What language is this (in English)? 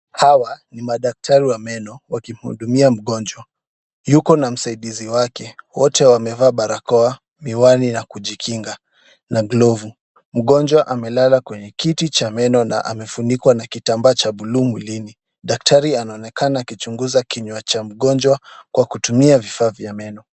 Swahili